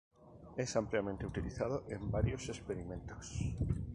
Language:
Spanish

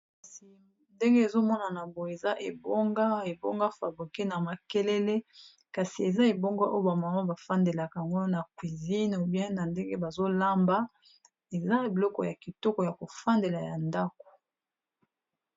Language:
Lingala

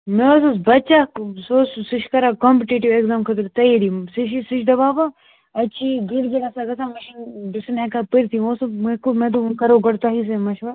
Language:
Kashmiri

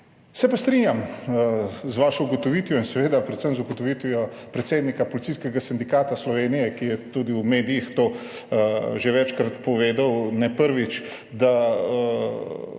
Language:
Slovenian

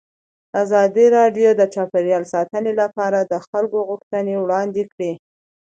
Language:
Pashto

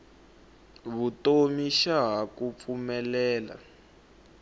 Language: Tsonga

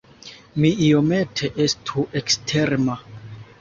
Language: Esperanto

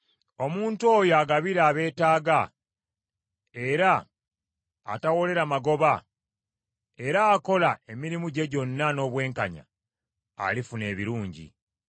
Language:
Ganda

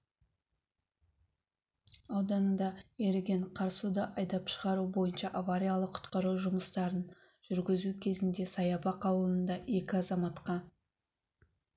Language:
Kazakh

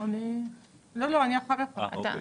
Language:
Hebrew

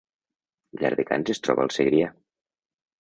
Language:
Catalan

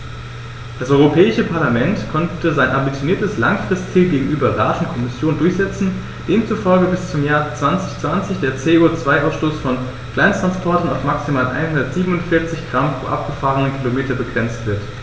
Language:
German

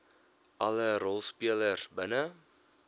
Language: Afrikaans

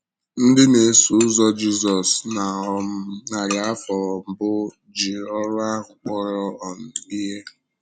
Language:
Igbo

